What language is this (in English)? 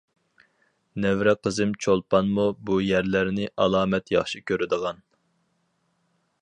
Uyghur